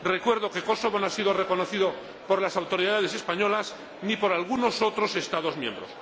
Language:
Spanish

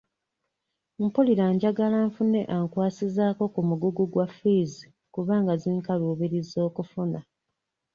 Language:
Ganda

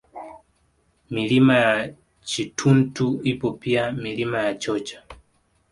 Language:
Swahili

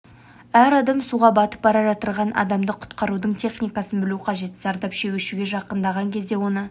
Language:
Kazakh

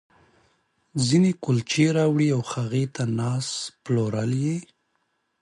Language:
Pashto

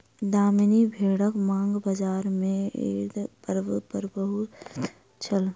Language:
Maithili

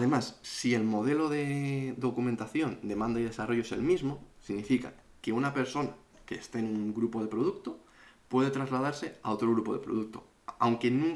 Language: Spanish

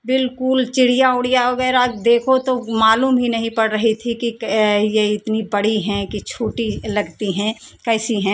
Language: Hindi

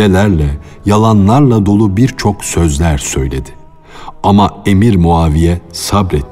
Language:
Turkish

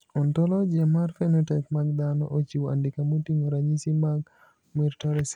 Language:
Luo (Kenya and Tanzania)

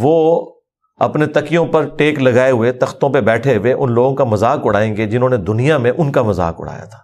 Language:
Urdu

